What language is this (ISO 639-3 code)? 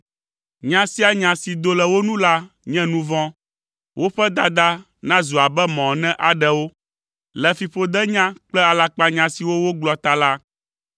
ewe